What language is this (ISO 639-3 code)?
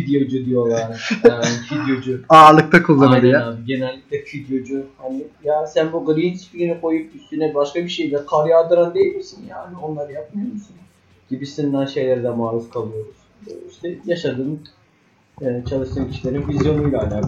tur